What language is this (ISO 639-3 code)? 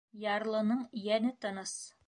bak